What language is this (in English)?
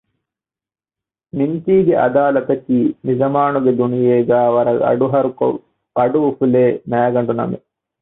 Divehi